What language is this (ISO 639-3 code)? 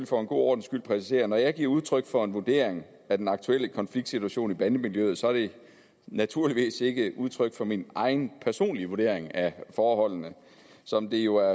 dan